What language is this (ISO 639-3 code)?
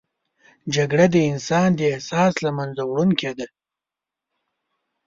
pus